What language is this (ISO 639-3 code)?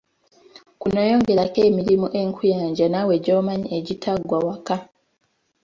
lug